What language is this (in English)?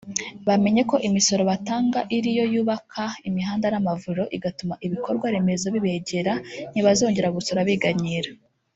Kinyarwanda